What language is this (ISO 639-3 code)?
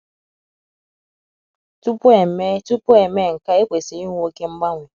ibo